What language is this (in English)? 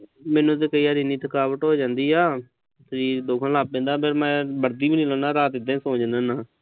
Punjabi